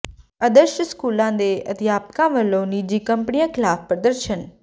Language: Punjabi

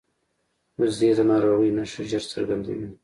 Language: Pashto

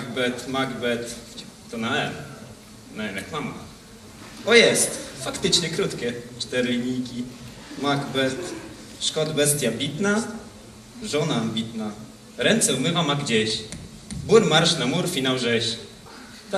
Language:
Polish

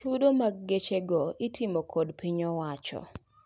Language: Luo (Kenya and Tanzania)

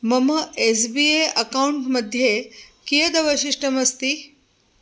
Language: Sanskrit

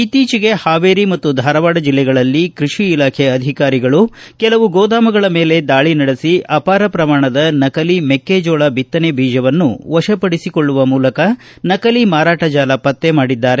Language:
Kannada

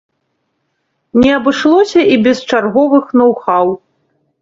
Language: Belarusian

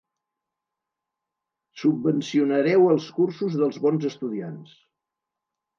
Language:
Catalan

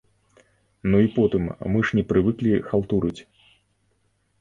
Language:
Belarusian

